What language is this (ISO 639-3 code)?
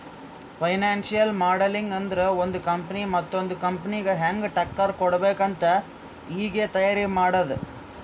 kan